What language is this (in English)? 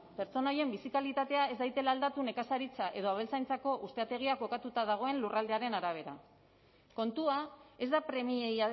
Basque